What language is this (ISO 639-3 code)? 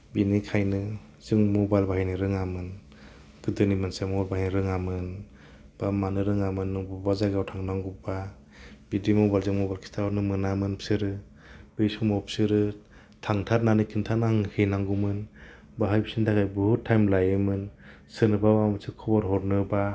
brx